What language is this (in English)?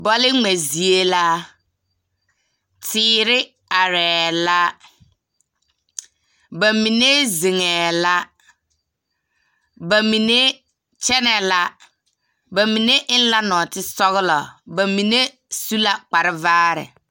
Southern Dagaare